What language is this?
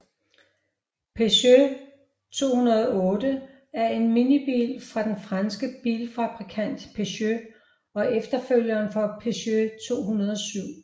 Danish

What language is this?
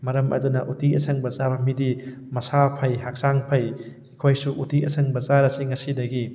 Manipuri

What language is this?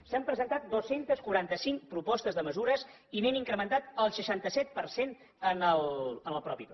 Catalan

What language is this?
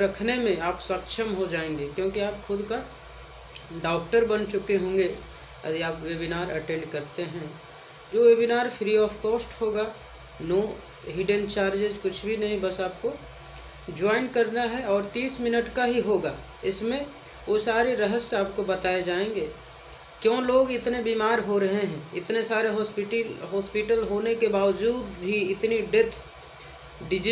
Hindi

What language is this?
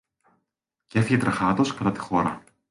Greek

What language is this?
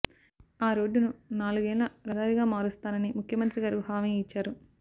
Telugu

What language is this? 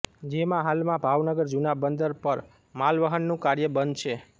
Gujarati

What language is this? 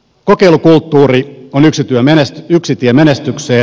Finnish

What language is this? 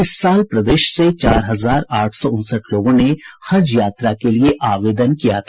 Hindi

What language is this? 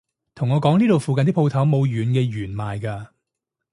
Cantonese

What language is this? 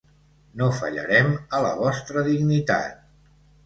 Catalan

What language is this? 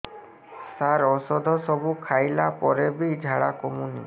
Odia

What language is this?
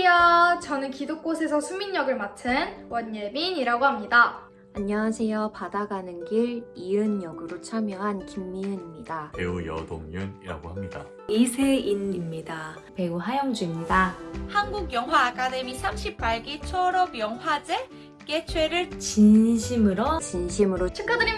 Korean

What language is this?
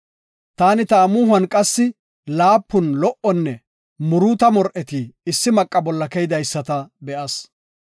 Gofa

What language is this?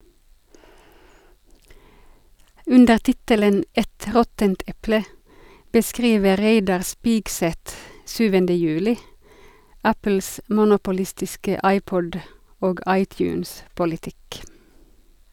Norwegian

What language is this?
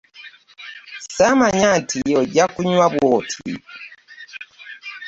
Ganda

